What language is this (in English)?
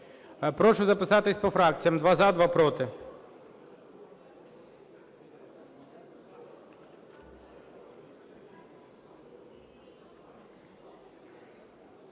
Ukrainian